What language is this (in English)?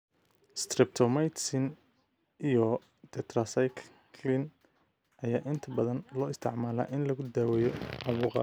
Somali